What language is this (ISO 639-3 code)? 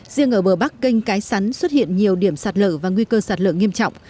vie